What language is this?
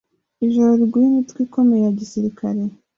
Kinyarwanda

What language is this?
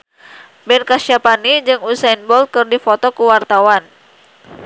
Sundanese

